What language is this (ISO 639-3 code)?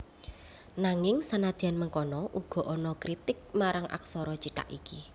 jav